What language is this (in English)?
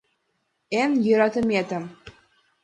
Mari